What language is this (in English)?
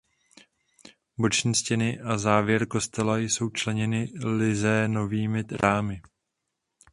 Czech